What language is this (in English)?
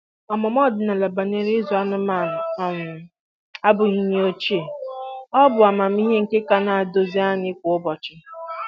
Igbo